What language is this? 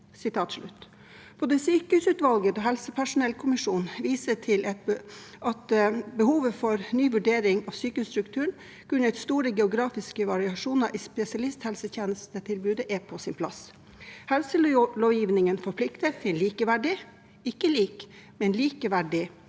Norwegian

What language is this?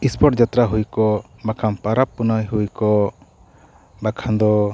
Santali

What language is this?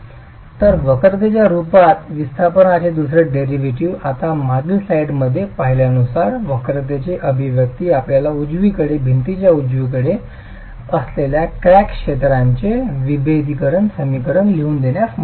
Marathi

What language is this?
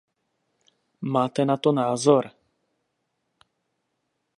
Czech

